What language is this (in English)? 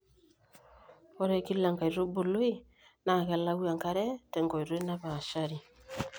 Masai